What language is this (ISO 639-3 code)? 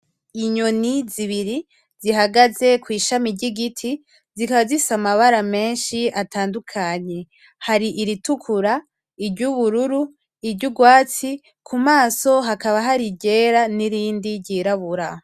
run